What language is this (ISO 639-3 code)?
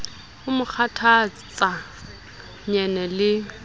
sot